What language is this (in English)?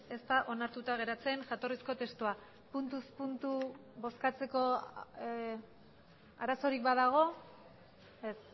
Basque